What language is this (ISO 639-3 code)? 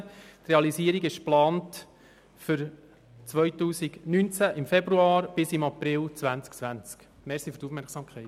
gsw